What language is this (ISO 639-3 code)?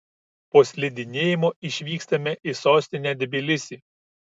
lit